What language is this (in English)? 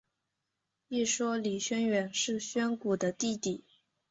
Chinese